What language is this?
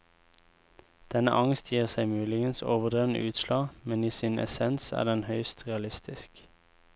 Norwegian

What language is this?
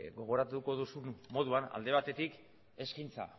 Basque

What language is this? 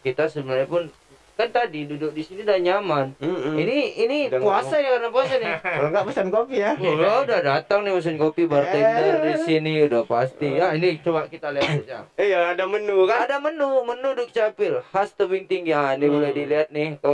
Indonesian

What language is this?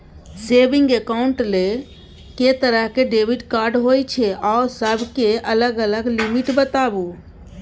Maithili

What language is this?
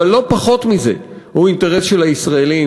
Hebrew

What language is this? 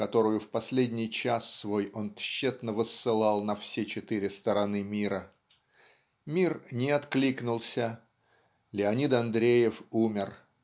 Russian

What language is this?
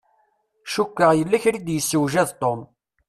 Kabyle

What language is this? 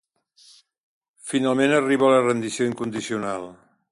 Catalan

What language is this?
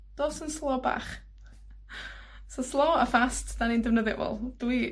Welsh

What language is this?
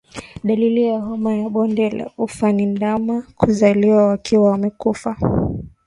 Swahili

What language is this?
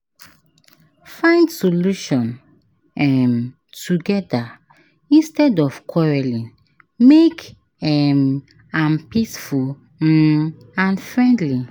Nigerian Pidgin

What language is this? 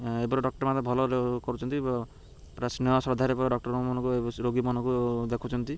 Odia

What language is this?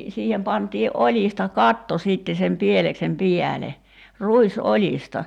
Finnish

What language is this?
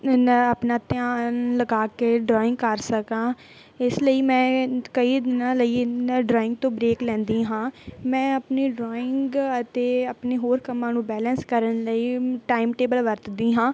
Punjabi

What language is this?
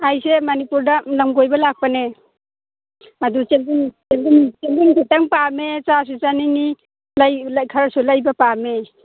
Manipuri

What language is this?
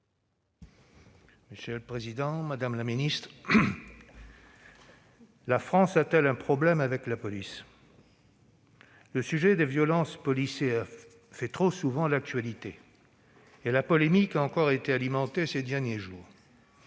French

